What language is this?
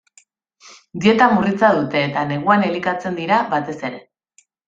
Basque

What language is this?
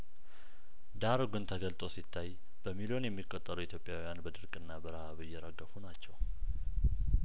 Amharic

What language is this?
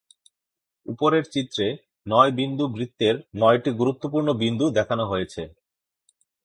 Bangla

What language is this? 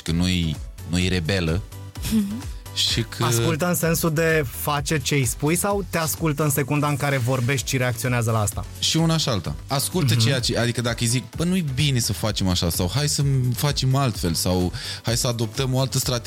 Romanian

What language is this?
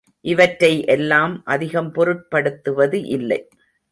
Tamil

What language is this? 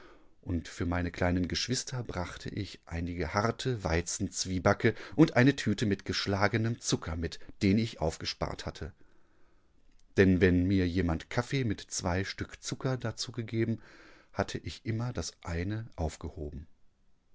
German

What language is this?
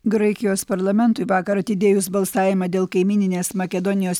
Lithuanian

